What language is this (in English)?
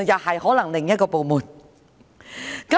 Cantonese